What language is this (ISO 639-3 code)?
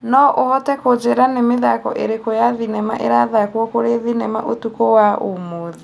kik